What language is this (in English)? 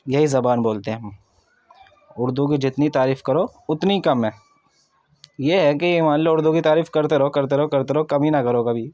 Urdu